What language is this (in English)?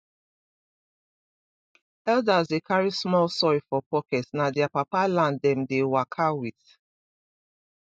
Nigerian Pidgin